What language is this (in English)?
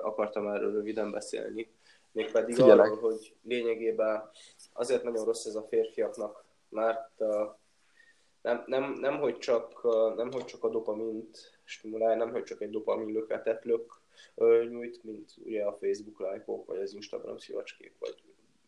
Hungarian